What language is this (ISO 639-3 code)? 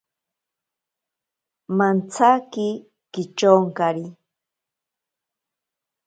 prq